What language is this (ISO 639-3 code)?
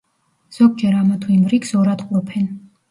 kat